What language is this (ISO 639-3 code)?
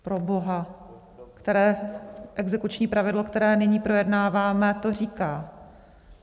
ces